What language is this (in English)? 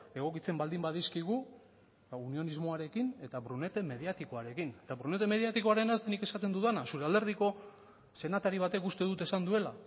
Basque